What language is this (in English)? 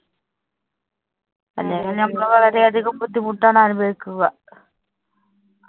Malayalam